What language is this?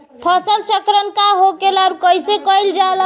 Bhojpuri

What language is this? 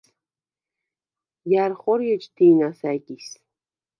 Svan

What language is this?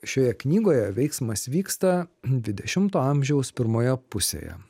Lithuanian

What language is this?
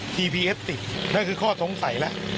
Thai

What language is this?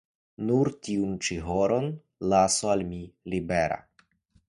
Esperanto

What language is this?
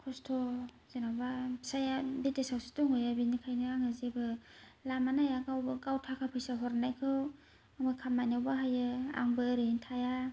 Bodo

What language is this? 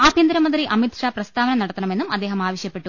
Malayalam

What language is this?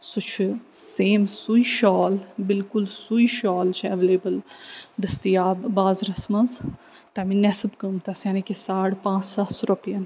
Kashmiri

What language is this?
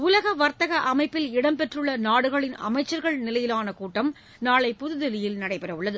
Tamil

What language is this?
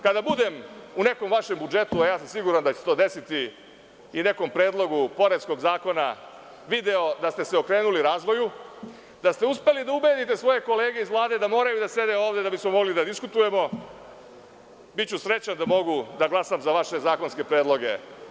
Serbian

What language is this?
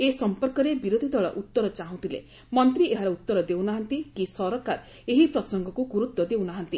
Odia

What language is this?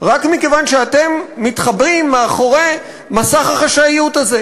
Hebrew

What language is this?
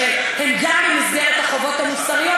Hebrew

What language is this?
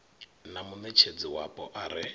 Venda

